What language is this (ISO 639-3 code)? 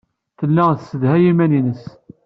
kab